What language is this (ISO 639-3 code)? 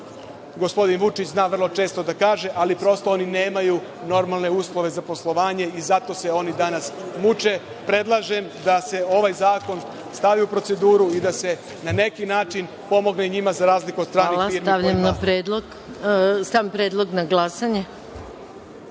srp